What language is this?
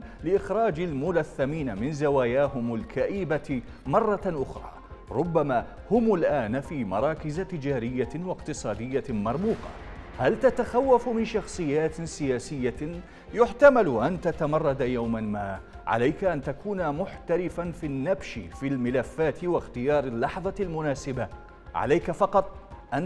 Arabic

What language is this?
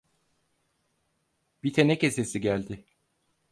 Turkish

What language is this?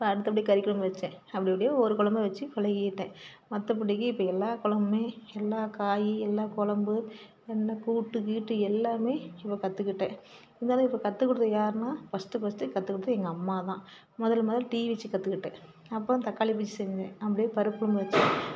Tamil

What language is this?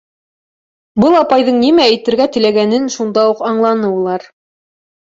Bashkir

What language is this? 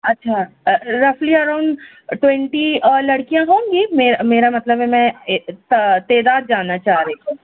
Urdu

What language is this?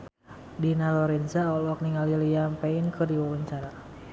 Sundanese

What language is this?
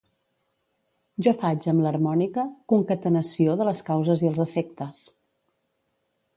Catalan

